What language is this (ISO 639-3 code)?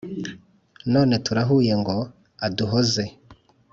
kin